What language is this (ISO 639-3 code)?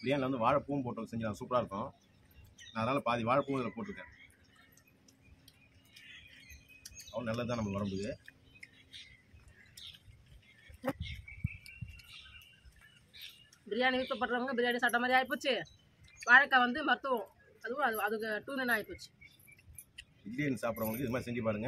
ind